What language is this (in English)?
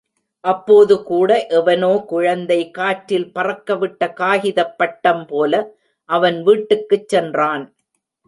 Tamil